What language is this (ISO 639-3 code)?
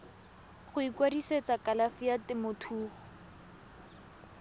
tsn